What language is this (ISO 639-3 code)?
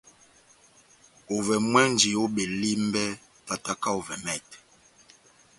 bnm